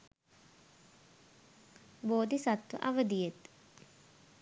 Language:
Sinhala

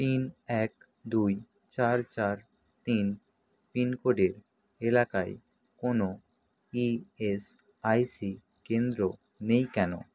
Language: Bangla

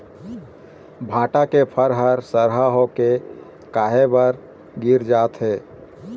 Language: Chhattisgarhi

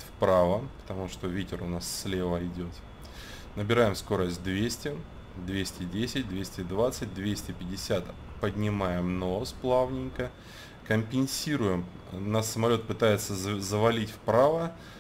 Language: Russian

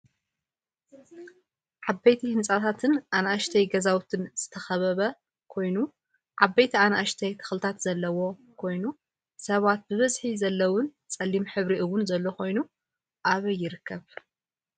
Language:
Tigrinya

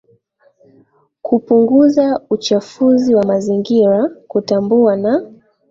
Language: Swahili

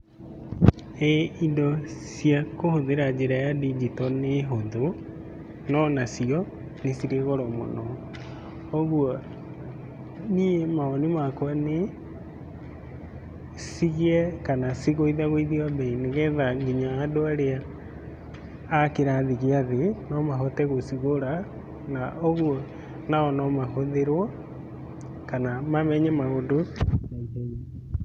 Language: Kikuyu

